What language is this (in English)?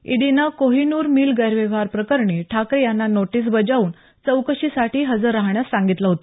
Marathi